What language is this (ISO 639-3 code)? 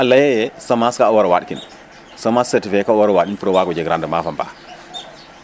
srr